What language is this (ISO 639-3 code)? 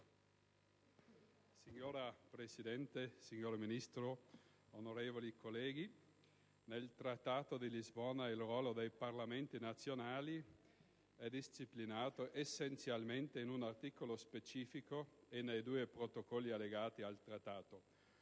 ita